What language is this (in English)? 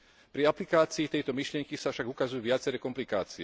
Slovak